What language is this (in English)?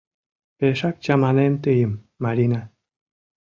Mari